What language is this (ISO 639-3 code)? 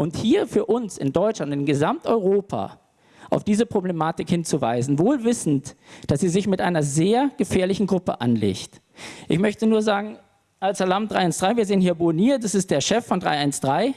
deu